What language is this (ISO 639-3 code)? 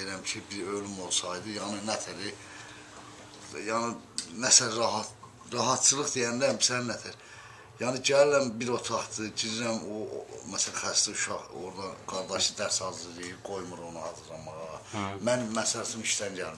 tur